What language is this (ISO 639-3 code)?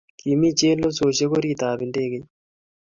kln